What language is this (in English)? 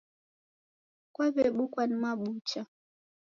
Taita